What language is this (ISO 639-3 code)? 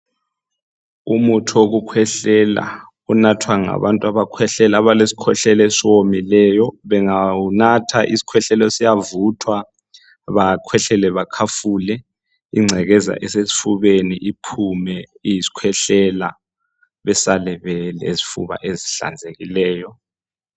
nde